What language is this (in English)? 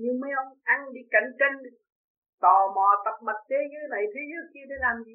Vietnamese